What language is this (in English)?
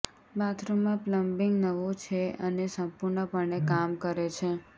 Gujarati